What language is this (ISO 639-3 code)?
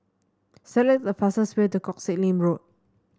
eng